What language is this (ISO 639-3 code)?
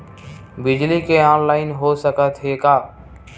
hne